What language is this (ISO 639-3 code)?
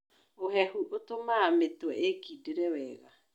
kik